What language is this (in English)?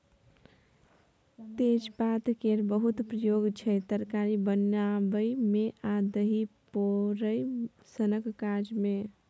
Maithili